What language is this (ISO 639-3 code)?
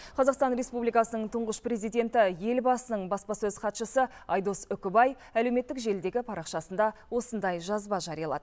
kaz